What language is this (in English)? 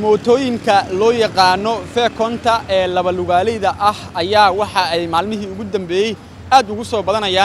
Arabic